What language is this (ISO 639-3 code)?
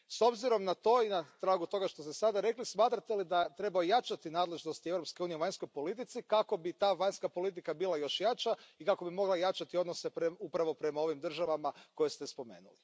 hrv